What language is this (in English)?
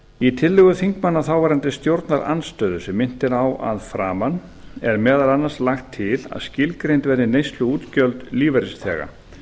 Icelandic